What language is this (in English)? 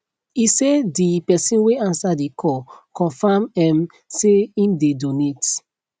Nigerian Pidgin